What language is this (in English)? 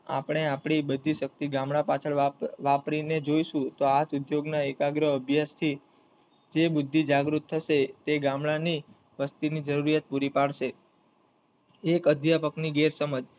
Gujarati